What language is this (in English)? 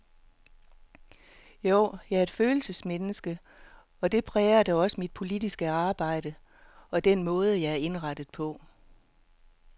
Danish